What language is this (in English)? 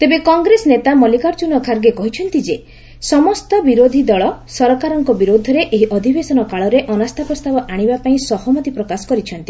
Odia